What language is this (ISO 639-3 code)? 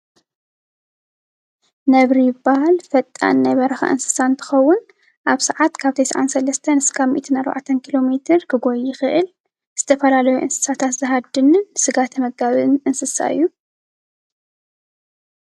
tir